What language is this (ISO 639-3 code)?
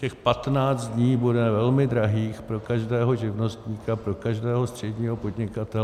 ces